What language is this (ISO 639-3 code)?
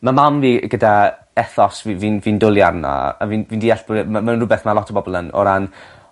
cym